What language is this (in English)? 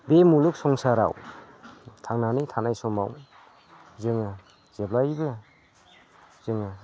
Bodo